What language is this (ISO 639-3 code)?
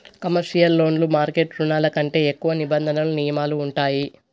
tel